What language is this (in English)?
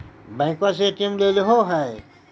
Magahi